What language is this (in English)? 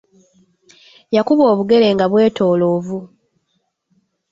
Ganda